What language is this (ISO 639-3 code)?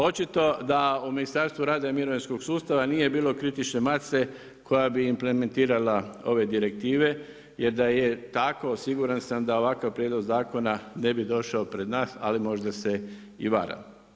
hrv